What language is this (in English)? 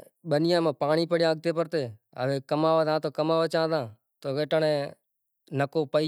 Kachi Koli